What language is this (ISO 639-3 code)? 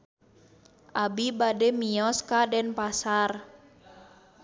sun